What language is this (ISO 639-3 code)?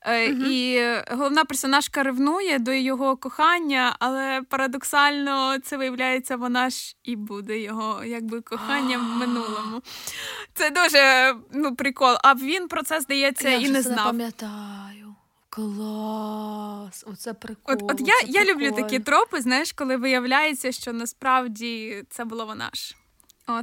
ukr